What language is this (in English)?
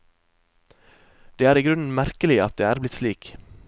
Norwegian